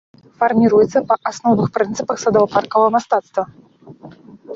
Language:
Belarusian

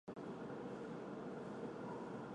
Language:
Chinese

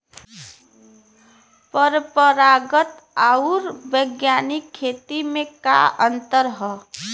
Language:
Bhojpuri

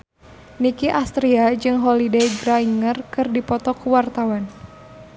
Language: Sundanese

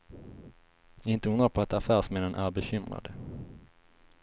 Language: Swedish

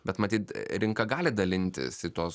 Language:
Lithuanian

